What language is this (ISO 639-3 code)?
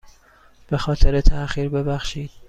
fas